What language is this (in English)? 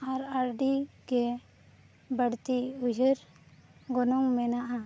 Santali